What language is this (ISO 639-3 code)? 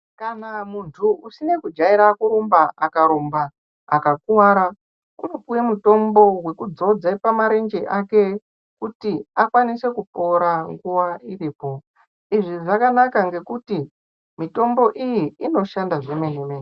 ndc